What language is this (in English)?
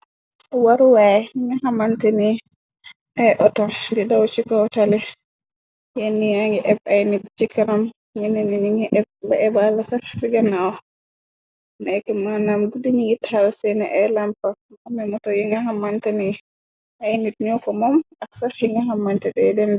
Wolof